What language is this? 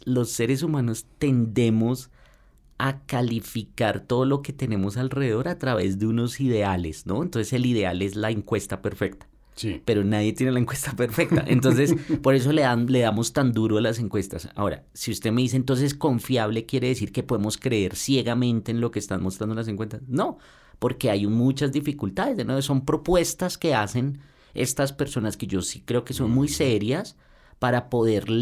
Spanish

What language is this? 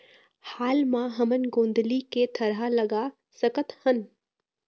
Chhattisgarhi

